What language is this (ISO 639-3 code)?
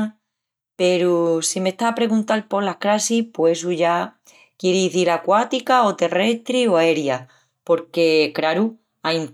ext